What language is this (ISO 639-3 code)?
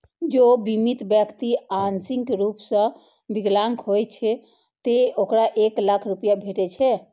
mai